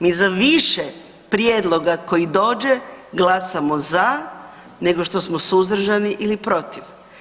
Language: Croatian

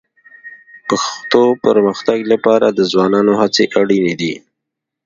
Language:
Pashto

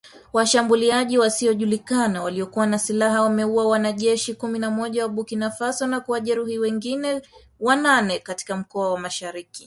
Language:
Swahili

